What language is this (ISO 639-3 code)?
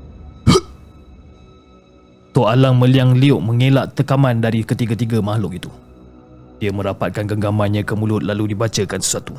msa